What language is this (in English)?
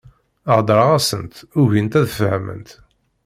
Kabyle